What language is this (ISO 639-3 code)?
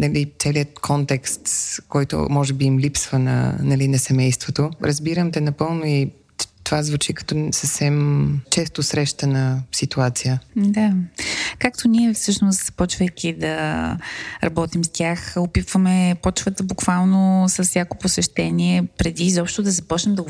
bul